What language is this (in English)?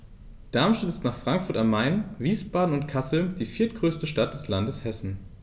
German